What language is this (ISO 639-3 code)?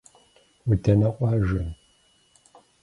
kbd